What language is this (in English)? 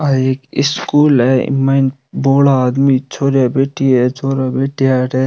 Rajasthani